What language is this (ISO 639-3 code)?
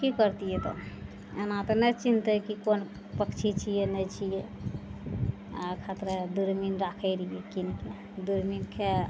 mai